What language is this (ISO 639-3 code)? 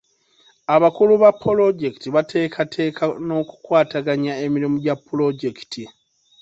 lug